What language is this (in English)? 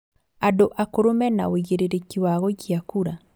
Kikuyu